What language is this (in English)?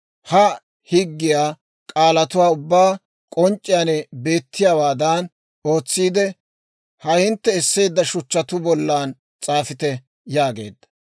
Dawro